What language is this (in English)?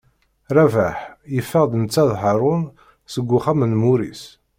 Kabyle